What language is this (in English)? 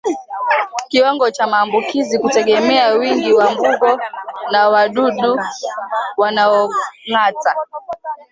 Swahili